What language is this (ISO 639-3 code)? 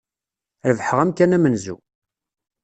kab